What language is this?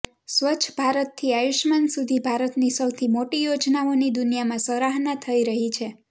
Gujarati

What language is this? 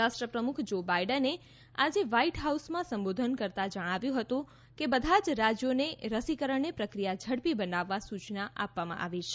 Gujarati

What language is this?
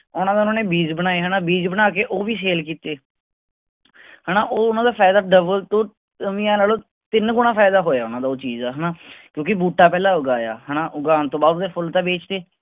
Punjabi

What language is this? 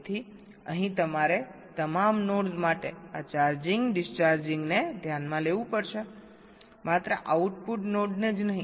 Gujarati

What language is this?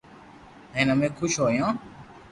Loarki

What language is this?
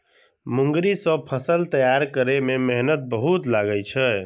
Maithili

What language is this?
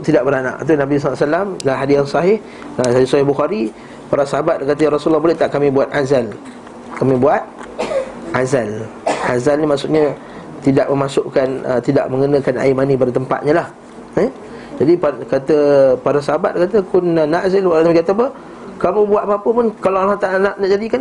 Malay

